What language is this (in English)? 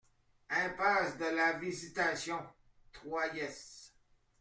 French